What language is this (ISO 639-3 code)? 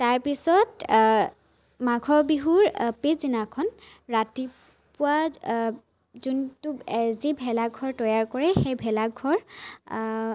asm